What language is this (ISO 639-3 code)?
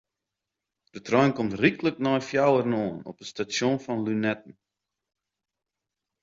fry